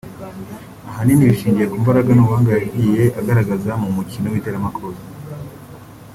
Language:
Kinyarwanda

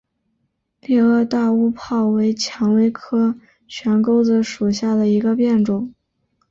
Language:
Chinese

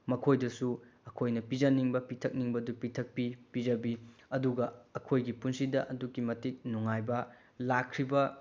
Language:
Manipuri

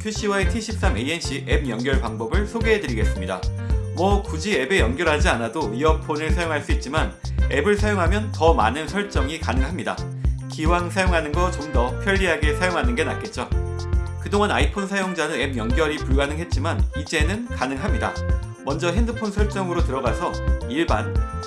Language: Korean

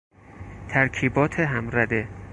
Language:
Persian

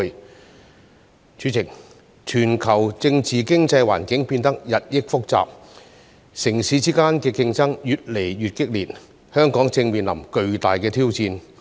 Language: Cantonese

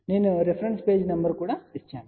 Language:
Telugu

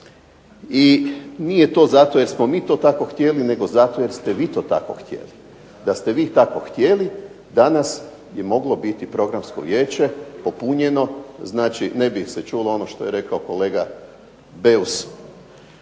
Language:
Croatian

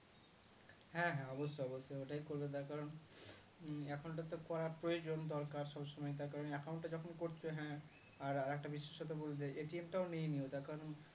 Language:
Bangla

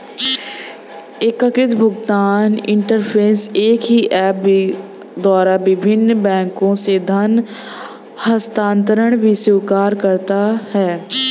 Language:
Hindi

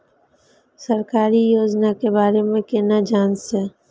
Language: Maithili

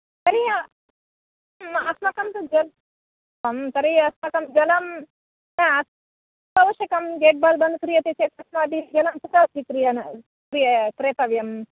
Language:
Sanskrit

